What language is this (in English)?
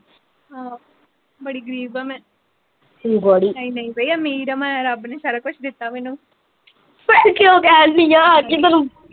Punjabi